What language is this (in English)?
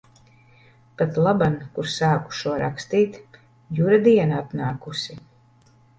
Latvian